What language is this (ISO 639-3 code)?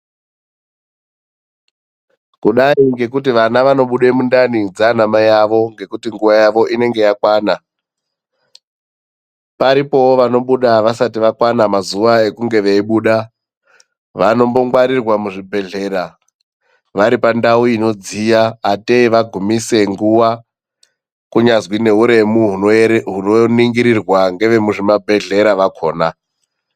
ndc